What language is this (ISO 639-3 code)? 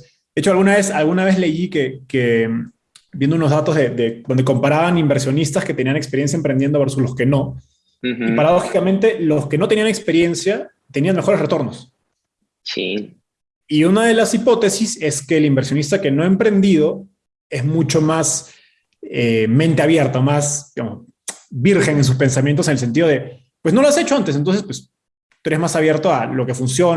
spa